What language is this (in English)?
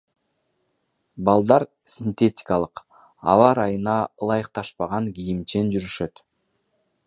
Kyrgyz